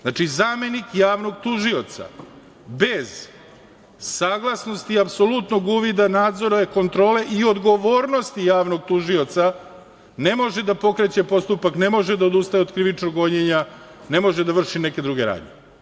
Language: Serbian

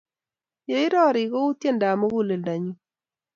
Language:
Kalenjin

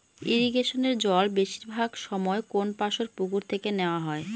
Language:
Bangla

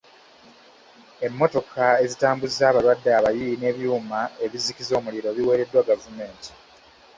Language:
Ganda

